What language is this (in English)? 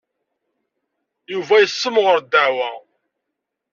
Kabyle